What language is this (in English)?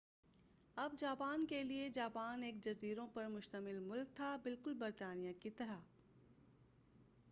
Urdu